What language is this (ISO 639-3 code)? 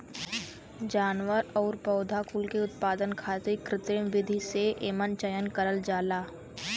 bho